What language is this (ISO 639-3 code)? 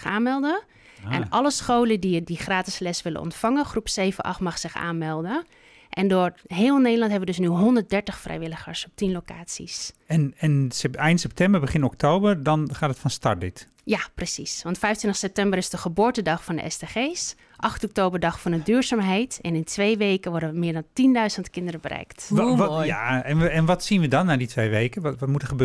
nld